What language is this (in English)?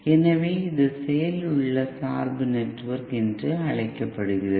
Tamil